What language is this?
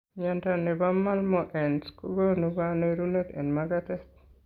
Kalenjin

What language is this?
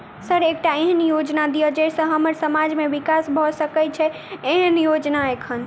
Maithili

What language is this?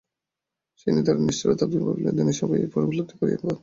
Bangla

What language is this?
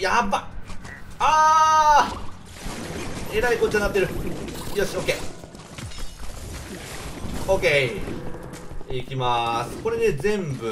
Japanese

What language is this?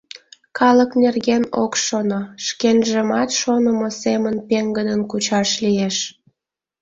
Mari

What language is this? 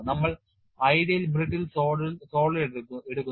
Malayalam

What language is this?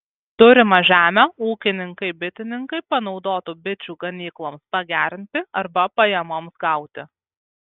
Lithuanian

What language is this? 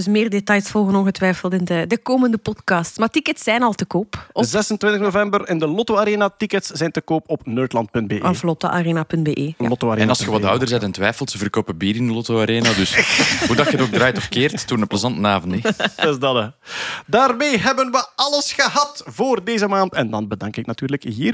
Dutch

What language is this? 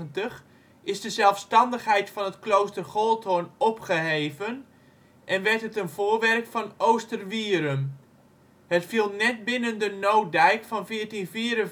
Dutch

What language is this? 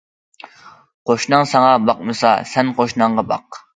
Uyghur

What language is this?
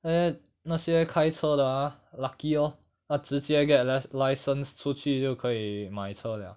English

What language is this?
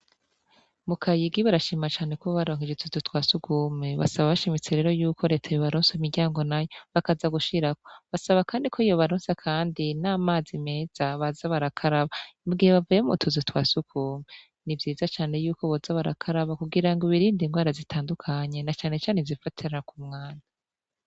Rundi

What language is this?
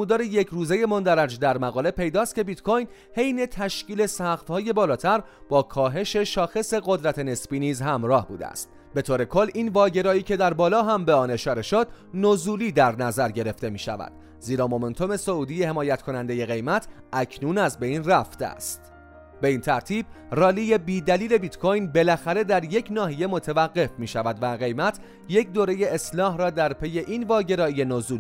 Persian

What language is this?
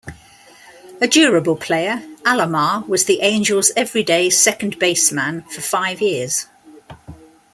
English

